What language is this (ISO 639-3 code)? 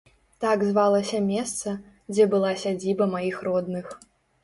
bel